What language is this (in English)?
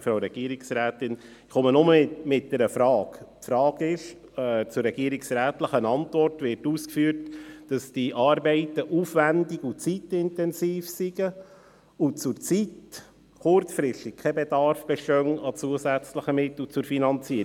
Swiss German